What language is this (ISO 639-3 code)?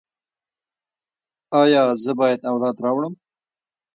pus